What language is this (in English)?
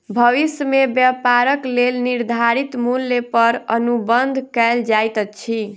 Maithili